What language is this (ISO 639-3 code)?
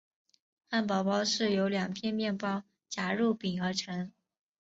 zho